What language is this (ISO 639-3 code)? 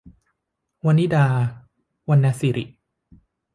tha